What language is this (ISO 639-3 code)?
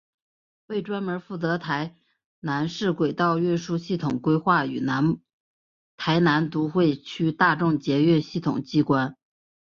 zho